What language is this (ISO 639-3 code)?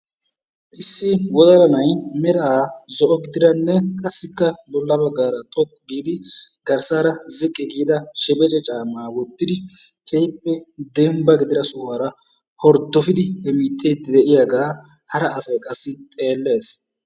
wal